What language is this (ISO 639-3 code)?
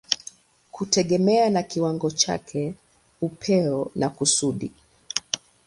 swa